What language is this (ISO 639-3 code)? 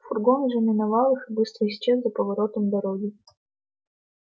rus